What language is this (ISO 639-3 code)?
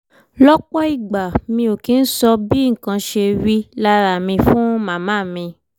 yor